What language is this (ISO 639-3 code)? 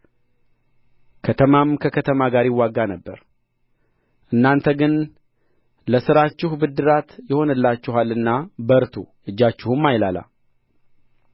amh